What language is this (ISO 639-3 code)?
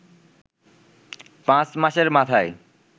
ben